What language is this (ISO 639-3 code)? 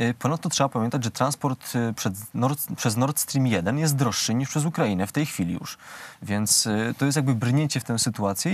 pol